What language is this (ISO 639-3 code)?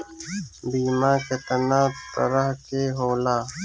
bho